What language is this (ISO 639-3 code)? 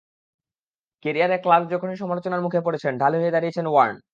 ben